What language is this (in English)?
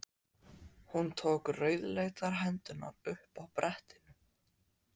Icelandic